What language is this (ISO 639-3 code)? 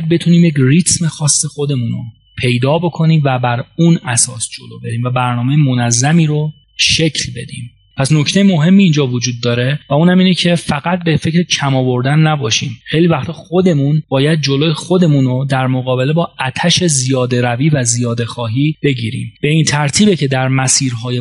fas